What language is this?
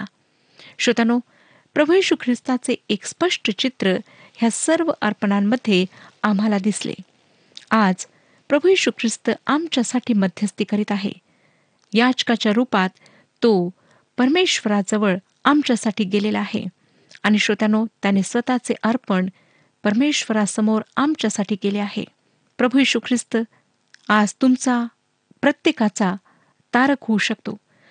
Marathi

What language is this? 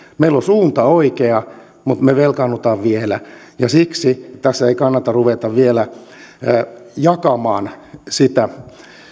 Finnish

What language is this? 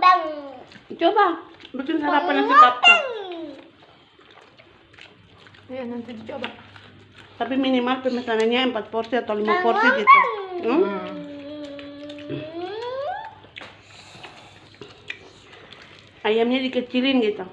Indonesian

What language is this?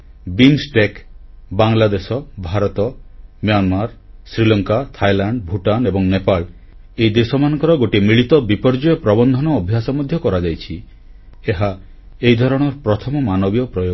Odia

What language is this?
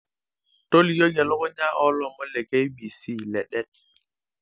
Masai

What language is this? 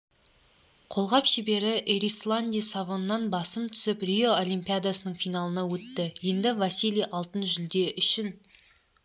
Kazakh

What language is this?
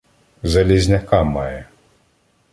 Ukrainian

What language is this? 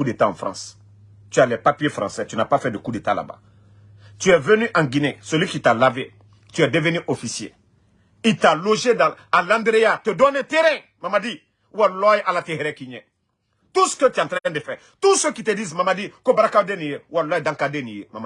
French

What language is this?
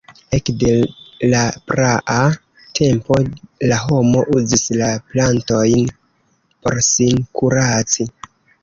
Esperanto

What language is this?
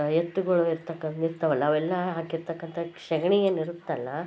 Kannada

